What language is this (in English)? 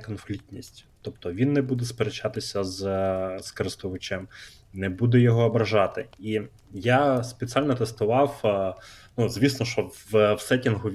Ukrainian